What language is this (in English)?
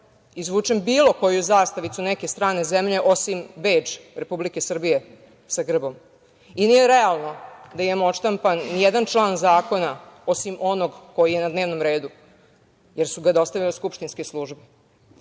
Serbian